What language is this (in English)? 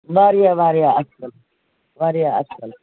Kashmiri